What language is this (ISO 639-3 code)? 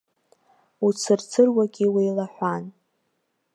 abk